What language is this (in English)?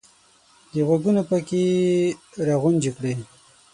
Pashto